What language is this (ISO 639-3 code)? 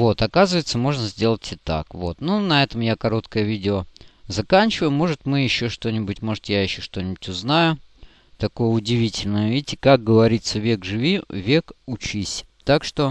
rus